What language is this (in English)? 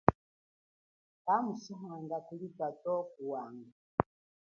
Chokwe